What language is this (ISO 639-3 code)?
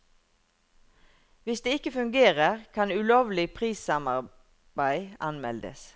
nor